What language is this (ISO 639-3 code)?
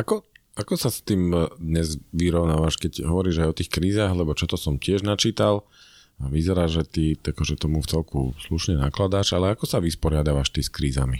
slk